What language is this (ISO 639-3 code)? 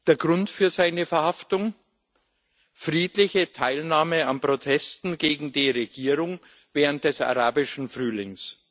deu